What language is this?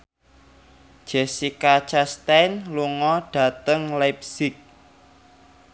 Javanese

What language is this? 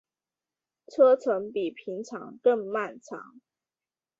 Chinese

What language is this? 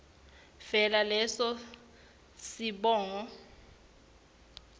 Swati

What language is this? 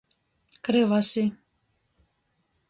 Latgalian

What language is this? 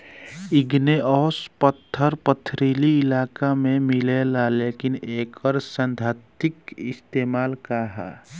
Bhojpuri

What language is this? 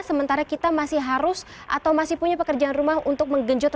Indonesian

